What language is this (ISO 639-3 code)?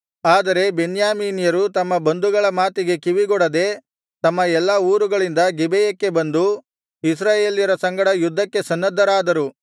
kan